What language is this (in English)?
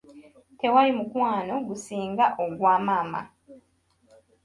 Ganda